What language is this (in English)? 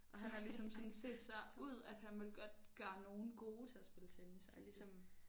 Danish